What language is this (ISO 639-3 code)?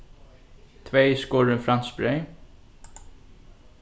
fao